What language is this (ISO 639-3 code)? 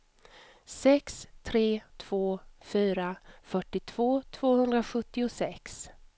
swe